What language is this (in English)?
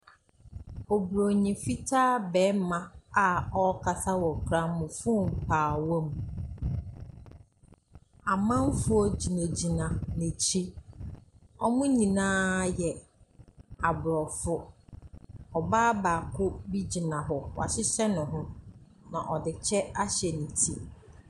Akan